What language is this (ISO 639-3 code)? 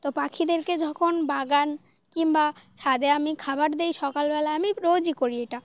ben